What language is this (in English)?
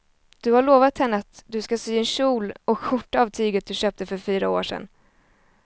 Swedish